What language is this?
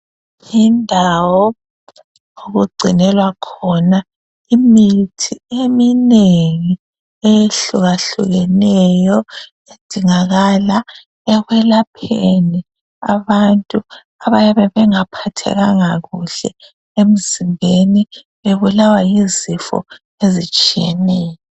North Ndebele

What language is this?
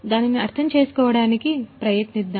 Telugu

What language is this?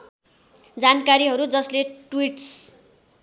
Nepali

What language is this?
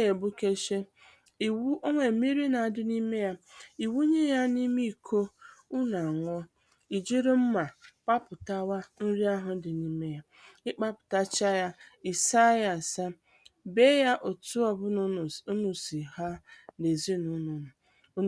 Igbo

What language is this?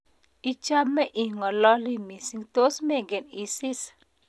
Kalenjin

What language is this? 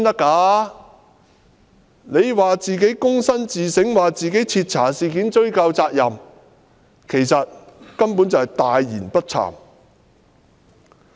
Cantonese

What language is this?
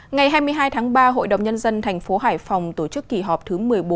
Vietnamese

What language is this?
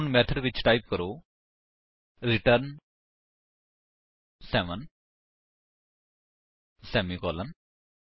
Punjabi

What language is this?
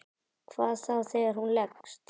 Icelandic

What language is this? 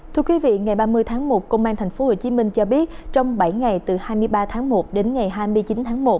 Vietnamese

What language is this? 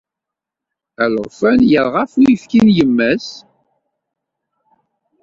Kabyle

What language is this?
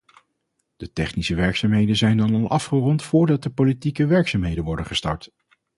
Dutch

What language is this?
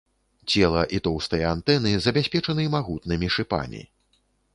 Belarusian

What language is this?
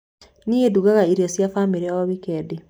Kikuyu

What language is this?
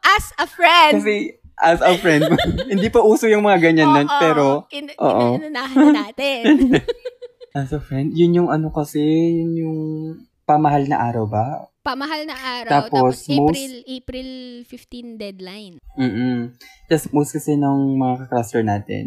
Filipino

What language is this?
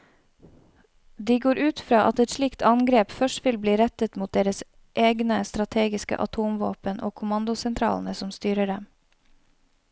Norwegian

